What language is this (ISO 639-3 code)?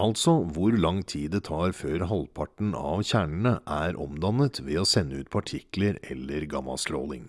nor